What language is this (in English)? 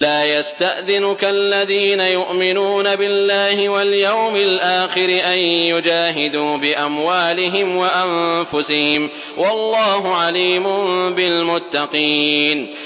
Arabic